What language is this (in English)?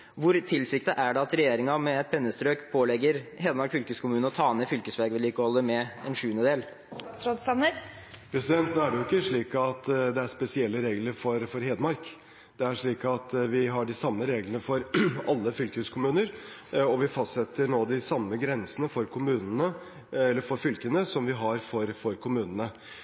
Norwegian Bokmål